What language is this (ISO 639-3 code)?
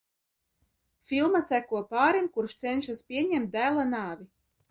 lav